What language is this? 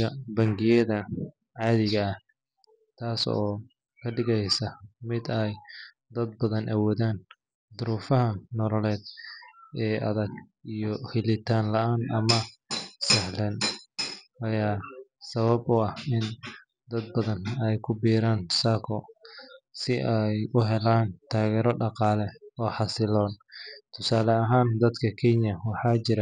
Somali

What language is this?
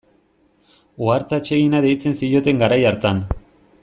Basque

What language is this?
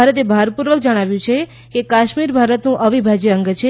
Gujarati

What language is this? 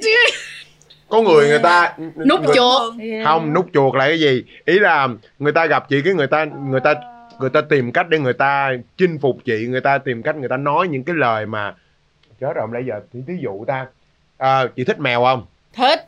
Vietnamese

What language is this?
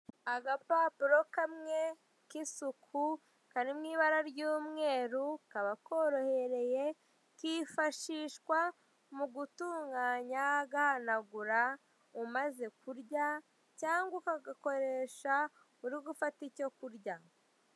Kinyarwanda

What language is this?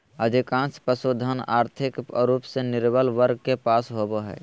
Magahi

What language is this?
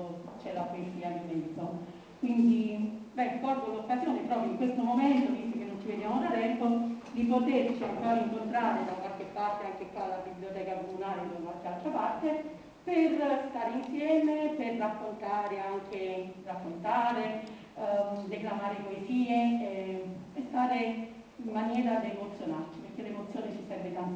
Italian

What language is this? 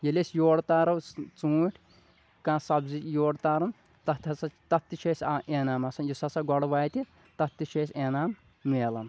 Kashmiri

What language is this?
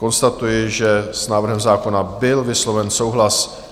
Czech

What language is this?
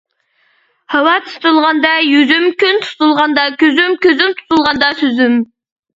Uyghur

